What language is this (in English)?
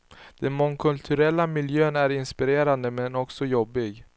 Swedish